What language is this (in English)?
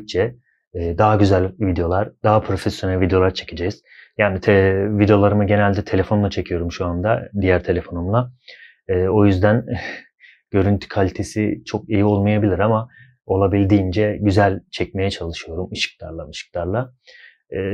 Turkish